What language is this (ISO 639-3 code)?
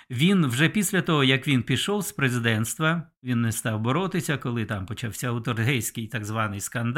ukr